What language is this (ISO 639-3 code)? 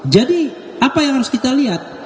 ind